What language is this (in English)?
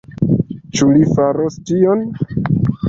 Esperanto